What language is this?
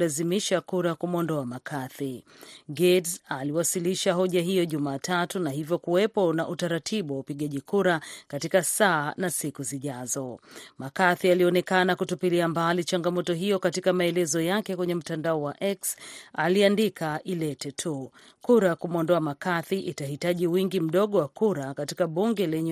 Swahili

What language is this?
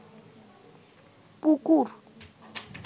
Bangla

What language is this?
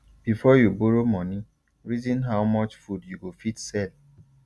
Nigerian Pidgin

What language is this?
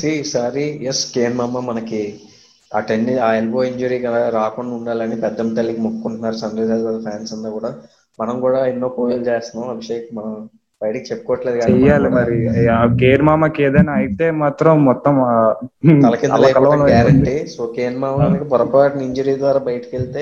Telugu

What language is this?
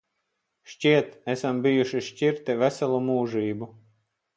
Latvian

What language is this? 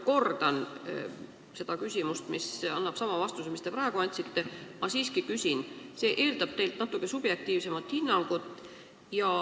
Estonian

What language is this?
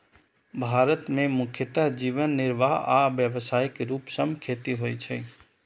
Maithili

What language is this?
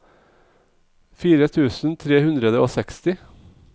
Norwegian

